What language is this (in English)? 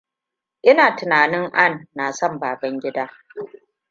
Hausa